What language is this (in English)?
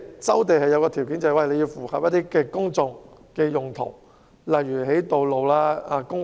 Cantonese